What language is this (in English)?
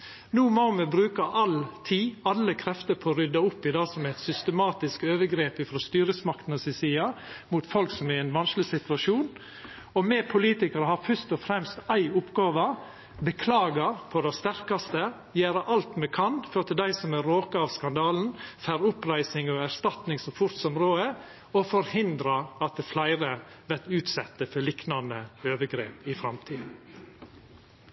Norwegian Nynorsk